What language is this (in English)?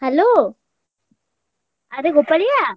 Odia